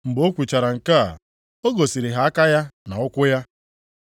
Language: Igbo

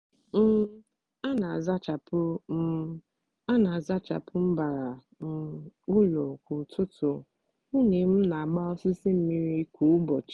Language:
Igbo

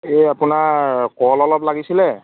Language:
Assamese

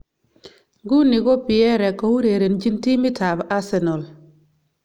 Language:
Kalenjin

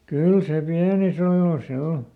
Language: Finnish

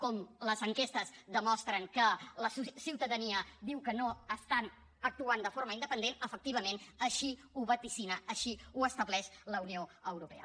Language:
Catalan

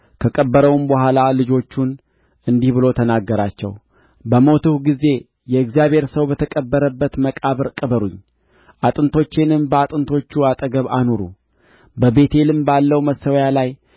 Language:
Amharic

